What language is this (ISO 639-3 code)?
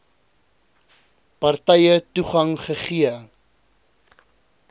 afr